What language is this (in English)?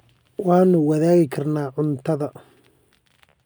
Somali